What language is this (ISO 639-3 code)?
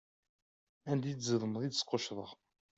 kab